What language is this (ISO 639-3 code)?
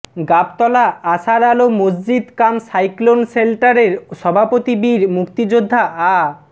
ben